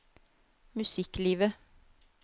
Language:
Norwegian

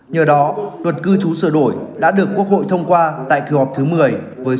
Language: Vietnamese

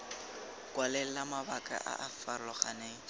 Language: Tswana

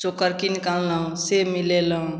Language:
Maithili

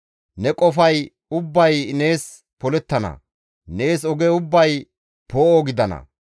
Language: Gamo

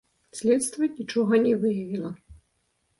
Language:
Belarusian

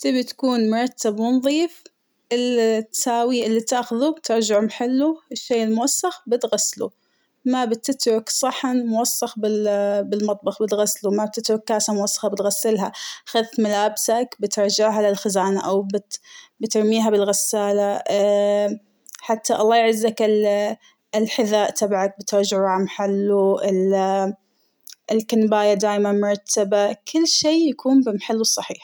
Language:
Hijazi Arabic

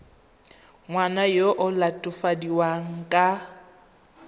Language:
Tswana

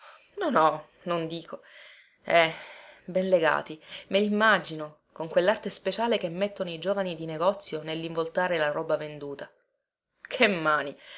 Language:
Italian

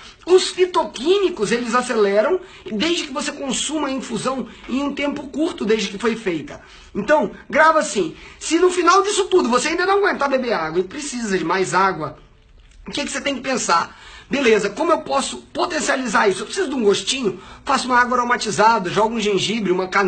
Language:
Portuguese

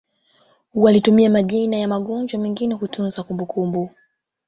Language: Swahili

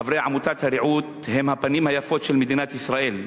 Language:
Hebrew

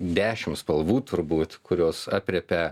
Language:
Lithuanian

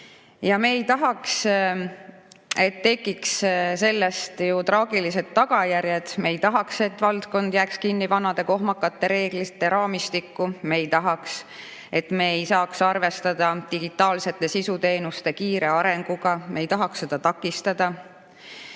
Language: Estonian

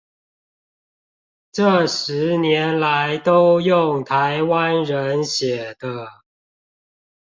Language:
Chinese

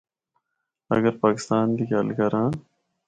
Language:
Northern Hindko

